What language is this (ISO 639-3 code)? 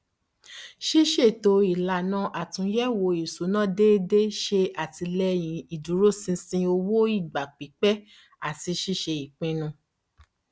yor